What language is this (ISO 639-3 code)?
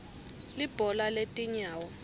ssw